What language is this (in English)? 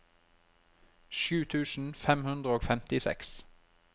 Norwegian